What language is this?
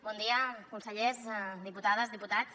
Catalan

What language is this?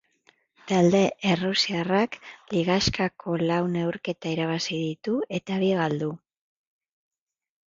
Basque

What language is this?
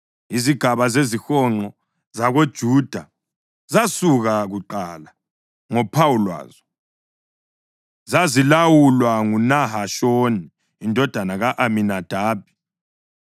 North Ndebele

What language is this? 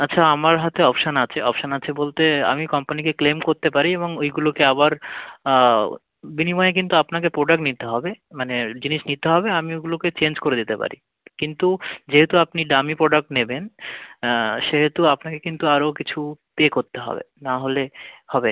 Bangla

